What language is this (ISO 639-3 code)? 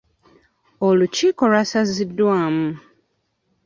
lug